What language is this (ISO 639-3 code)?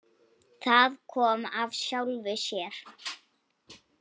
isl